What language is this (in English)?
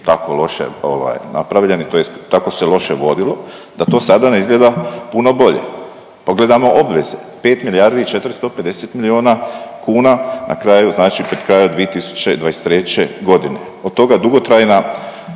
Croatian